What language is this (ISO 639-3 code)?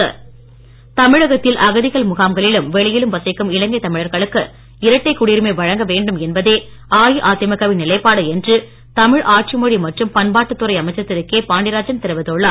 tam